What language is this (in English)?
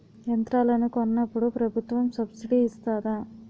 Telugu